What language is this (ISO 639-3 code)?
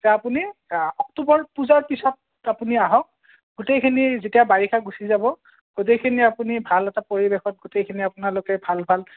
asm